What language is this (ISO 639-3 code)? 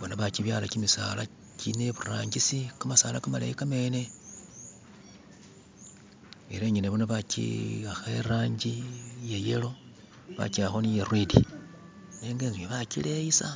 myx